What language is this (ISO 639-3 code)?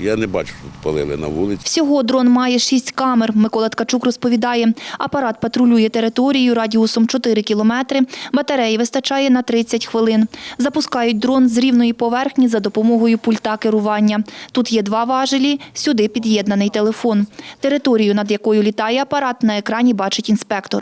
ukr